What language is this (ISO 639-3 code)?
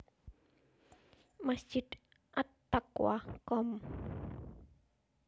jav